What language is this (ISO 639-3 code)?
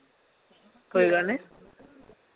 doi